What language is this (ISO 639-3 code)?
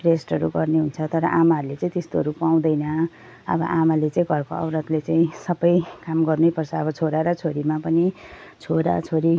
nep